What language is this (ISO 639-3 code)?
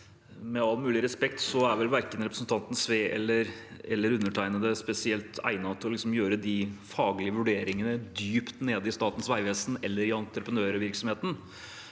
nor